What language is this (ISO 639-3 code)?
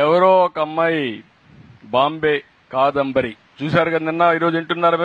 tel